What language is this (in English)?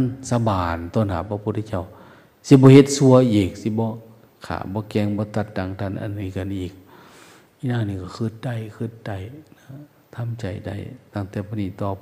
Thai